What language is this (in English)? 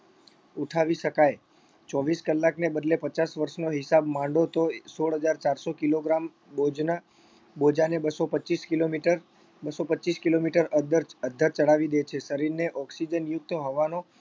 Gujarati